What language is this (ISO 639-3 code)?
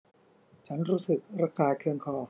tha